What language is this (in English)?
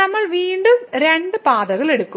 Malayalam